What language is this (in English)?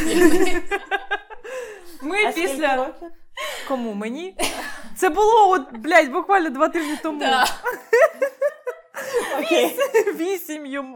Ukrainian